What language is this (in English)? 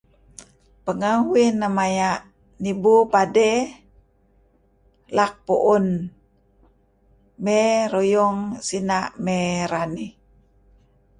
Kelabit